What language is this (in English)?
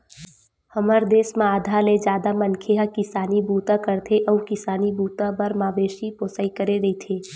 Chhattisgarhi